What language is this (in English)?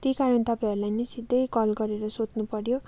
Nepali